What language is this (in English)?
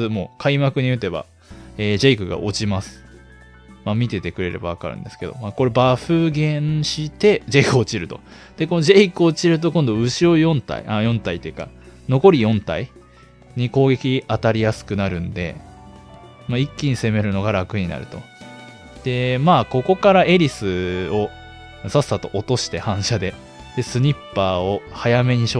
Japanese